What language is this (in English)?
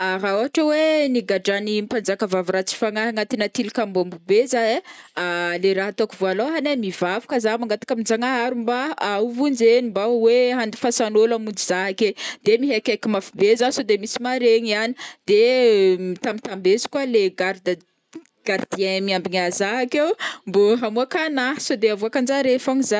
Northern Betsimisaraka Malagasy